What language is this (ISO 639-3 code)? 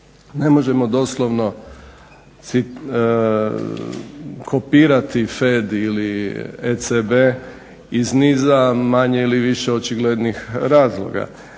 hrv